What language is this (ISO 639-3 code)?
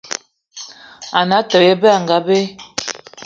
eto